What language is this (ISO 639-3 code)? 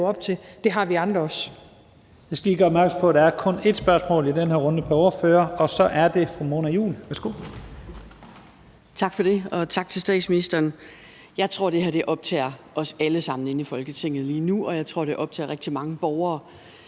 dan